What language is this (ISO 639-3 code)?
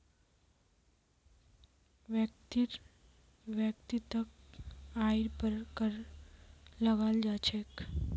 mag